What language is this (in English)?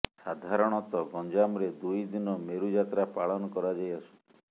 Odia